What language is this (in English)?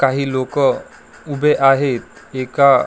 Marathi